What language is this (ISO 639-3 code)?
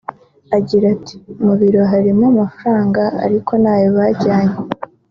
kin